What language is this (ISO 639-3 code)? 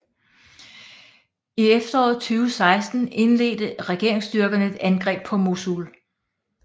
dan